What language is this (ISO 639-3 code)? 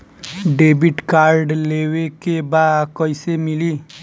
bho